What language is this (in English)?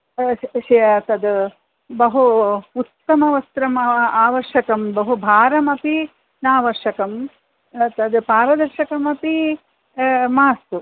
Sanskrit